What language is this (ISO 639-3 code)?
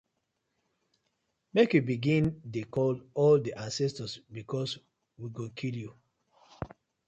pcm